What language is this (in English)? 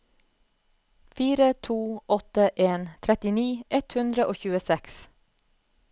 Norwegian